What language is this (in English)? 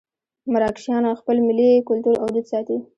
Pashto